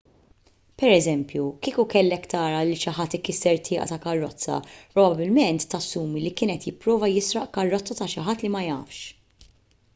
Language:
Maltese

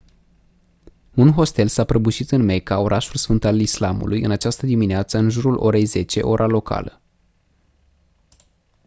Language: Romanian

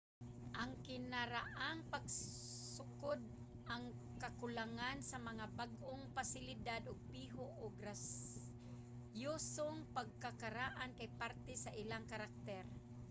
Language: Cebuano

